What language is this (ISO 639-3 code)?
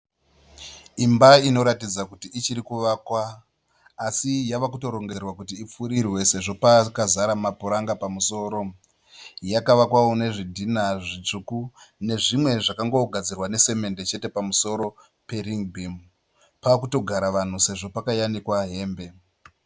sna